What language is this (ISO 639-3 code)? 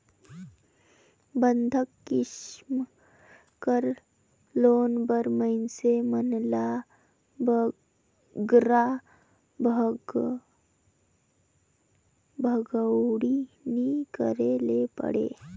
hne